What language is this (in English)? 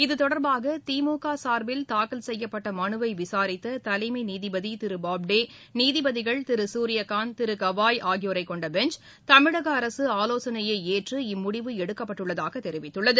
Tamil